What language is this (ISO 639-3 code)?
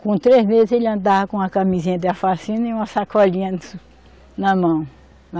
por